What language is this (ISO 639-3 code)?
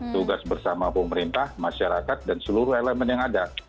ind